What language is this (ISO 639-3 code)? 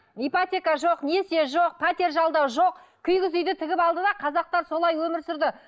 kaz